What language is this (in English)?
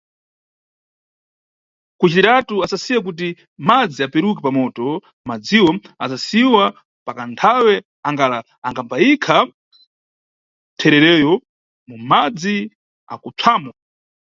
Nyungwe